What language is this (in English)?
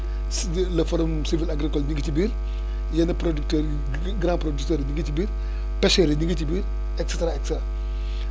Wolof